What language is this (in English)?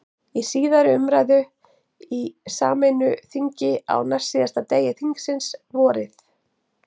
Icelandic